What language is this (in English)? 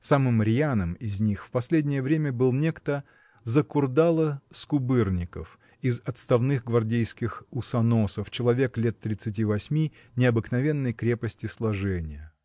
Russian